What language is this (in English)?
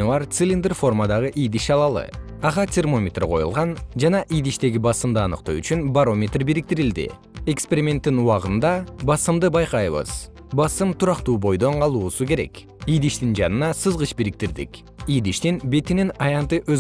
Kyrgyz